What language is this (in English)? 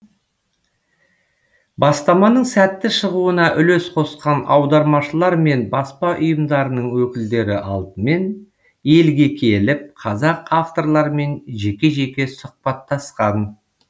Kazakh